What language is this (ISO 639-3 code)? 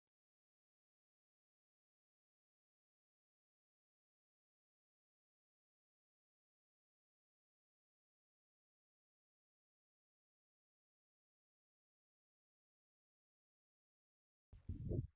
orm